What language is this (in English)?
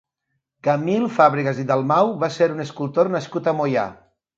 Catalan